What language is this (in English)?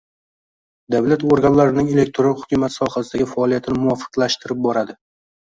Uzbek